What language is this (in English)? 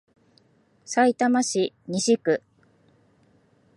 Japanese